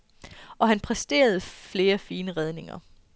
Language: Danish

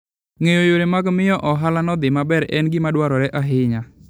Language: Luo (Kenya and Tanzania)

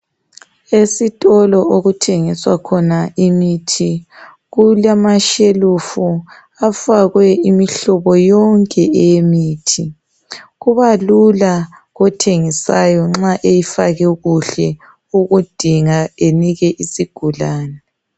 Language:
North Ndebele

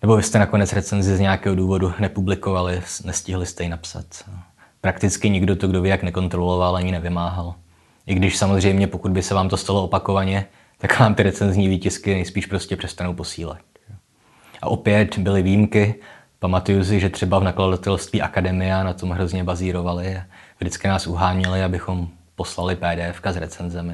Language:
Czech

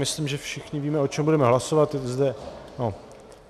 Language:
Czech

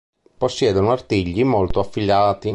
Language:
Italian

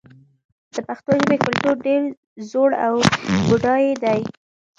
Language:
Pashto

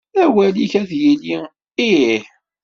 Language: Kabyle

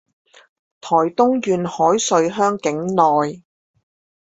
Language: Chinese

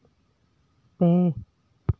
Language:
Santali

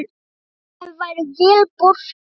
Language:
Icelandic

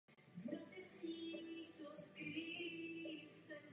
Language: Czech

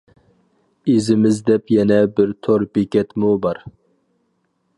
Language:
Uyghur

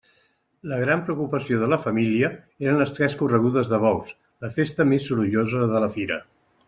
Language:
Catalan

